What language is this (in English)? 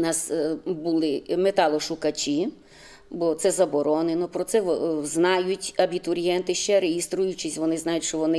Ukrainian